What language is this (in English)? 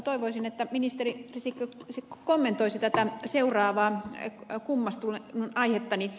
Finnish